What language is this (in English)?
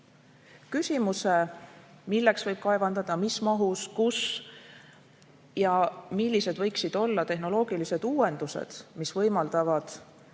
Estonian